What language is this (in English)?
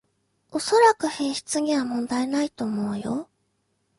Japanese